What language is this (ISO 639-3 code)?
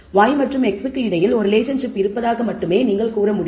tam